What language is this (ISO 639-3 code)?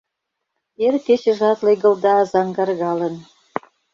chm